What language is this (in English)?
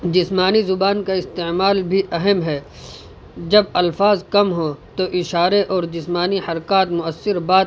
Urdu